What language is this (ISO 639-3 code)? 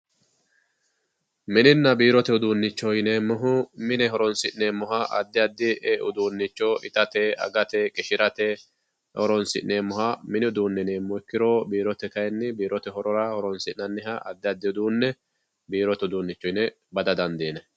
sid